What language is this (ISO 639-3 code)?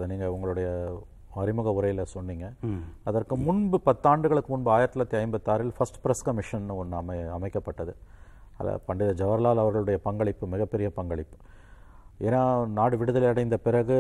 tam